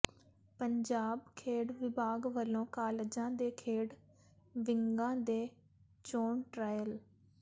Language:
Punjabi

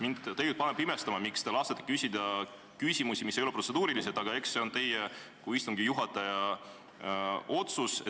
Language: Estonian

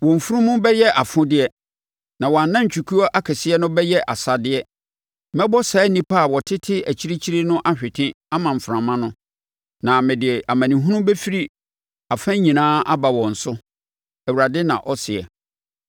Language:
Akan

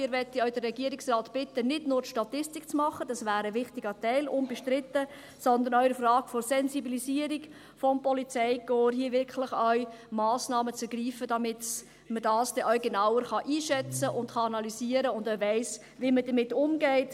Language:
Swiss German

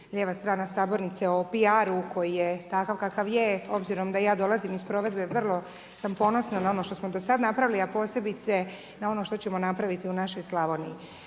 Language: Croatian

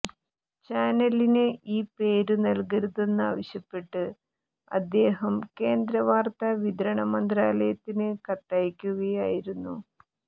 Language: Malayalam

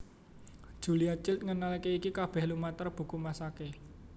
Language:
Javanese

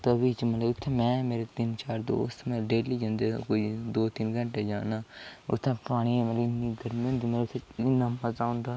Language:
Dogri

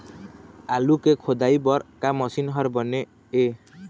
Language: Chhattisgarhi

